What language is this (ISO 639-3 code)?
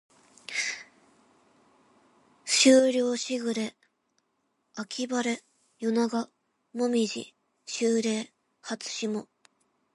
jpn